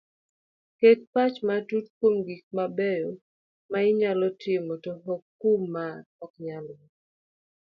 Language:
Luo (Kenya and Tanzania)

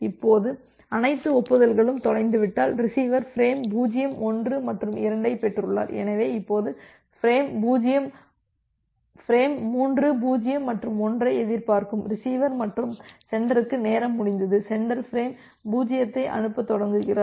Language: Tamil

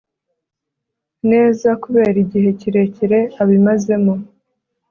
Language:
Kinyarwanda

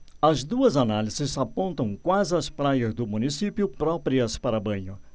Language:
Portuguese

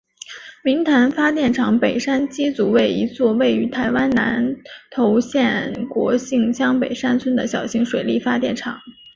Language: Chinese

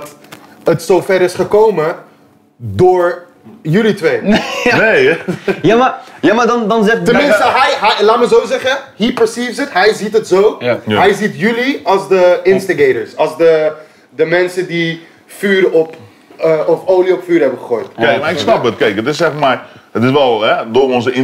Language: Dutch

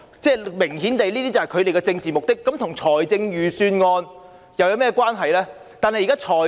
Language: Cantonese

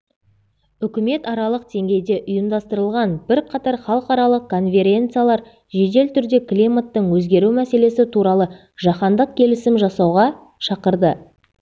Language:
Kazakh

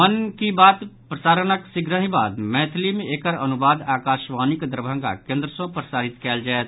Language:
Maithili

